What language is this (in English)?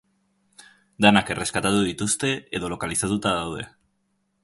Basque